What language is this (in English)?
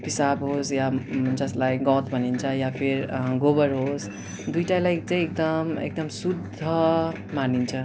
Nepali